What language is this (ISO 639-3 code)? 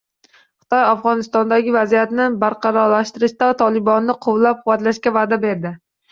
uzb